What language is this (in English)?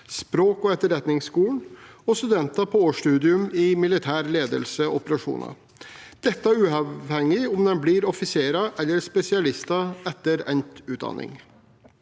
Norwegian